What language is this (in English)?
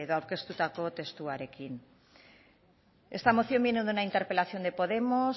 Spanish